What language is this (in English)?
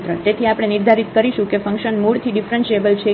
Gujarati